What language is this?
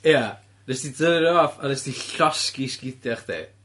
Welsh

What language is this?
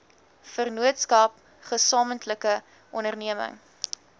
Afrikaans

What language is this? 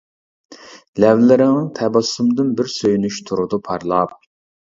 Uyghur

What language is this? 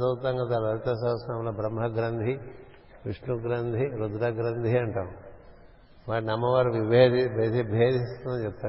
Telugu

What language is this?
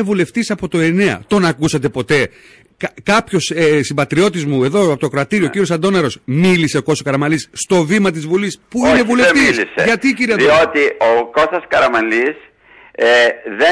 Greek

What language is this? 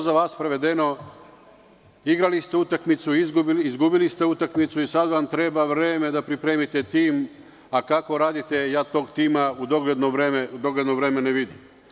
Serbian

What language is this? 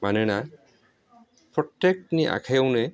Bodo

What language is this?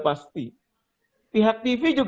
Indonesian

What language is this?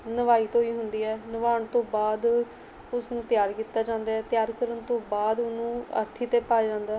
Punjabi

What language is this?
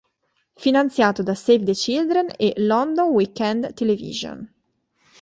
Italian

